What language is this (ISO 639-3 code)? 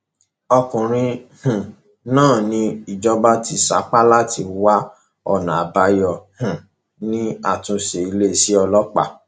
yor